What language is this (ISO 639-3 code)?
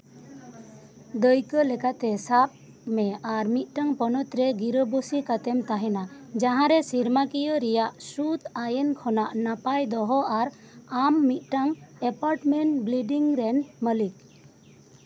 sat